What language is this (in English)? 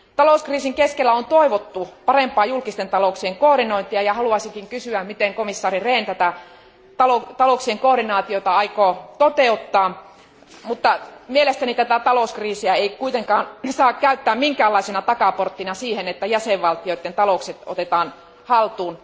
Finnish